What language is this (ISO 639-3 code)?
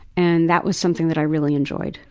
eng